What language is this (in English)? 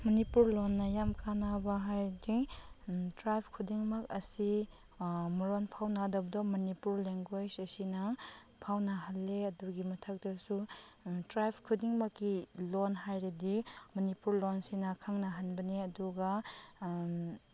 Manipuri